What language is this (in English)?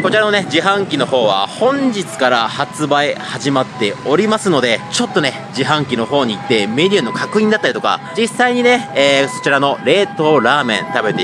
Japanese